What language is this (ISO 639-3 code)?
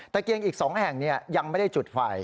tha